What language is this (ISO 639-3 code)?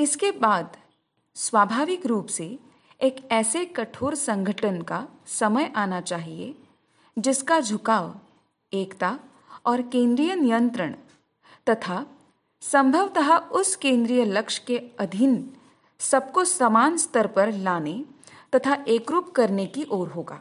hin